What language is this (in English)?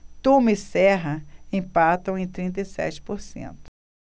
Portuguese